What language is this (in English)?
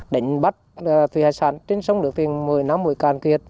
Vietnamese